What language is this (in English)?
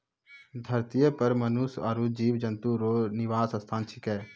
Maithili